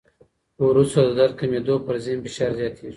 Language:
Pashto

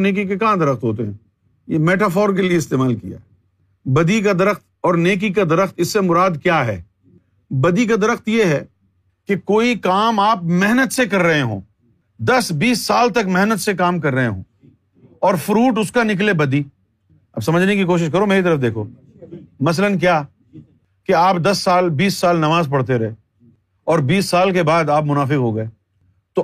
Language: Urdu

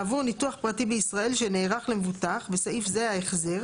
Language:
Hebrew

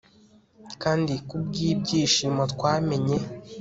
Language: Kinyarwanda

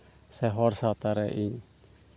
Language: Santali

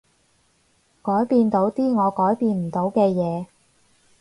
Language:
Cantonese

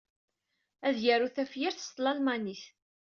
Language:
Kabyle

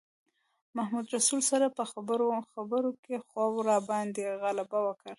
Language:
Pashto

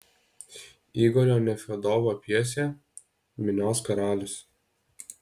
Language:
Lithuanian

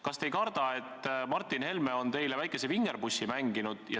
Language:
Estonian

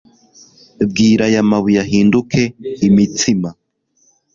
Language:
Kinyarwanda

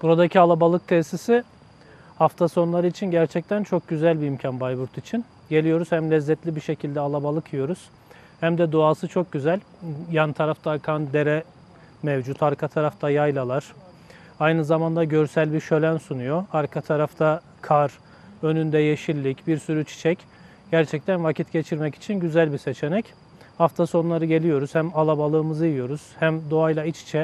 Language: Turkish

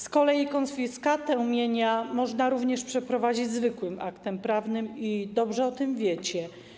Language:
Polish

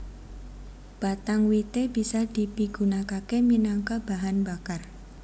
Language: Javanese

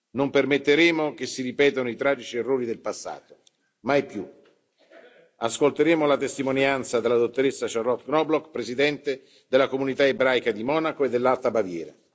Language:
Italian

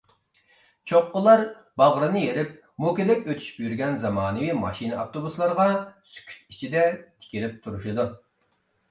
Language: Uyghur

